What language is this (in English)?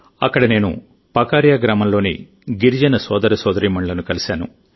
Telugu